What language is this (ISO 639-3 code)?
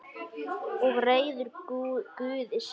isl